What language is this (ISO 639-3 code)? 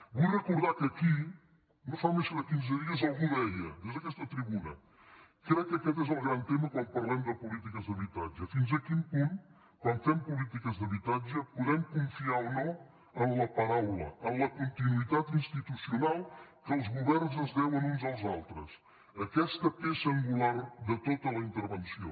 cat